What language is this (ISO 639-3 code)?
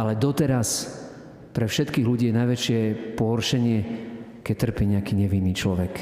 slk